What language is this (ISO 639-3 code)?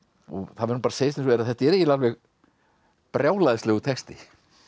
isl